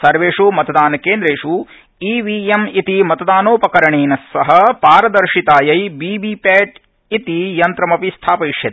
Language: Sanskrit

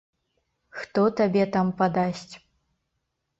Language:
Belarusian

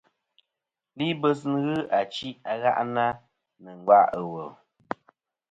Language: Kom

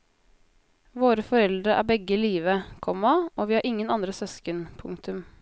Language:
Norwegian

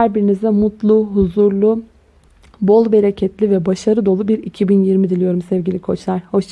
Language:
Turkish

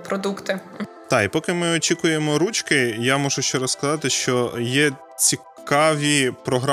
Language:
Ukrainian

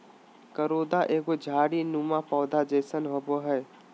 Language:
Magahi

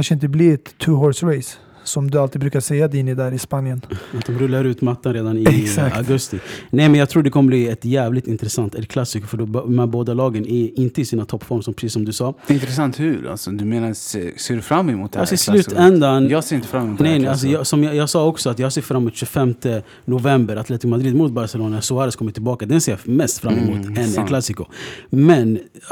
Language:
Swedish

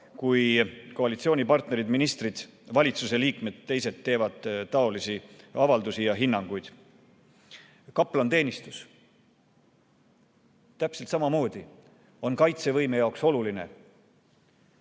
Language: Estonian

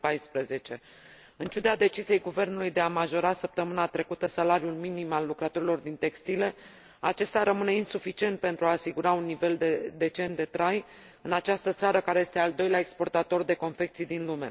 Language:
Romanian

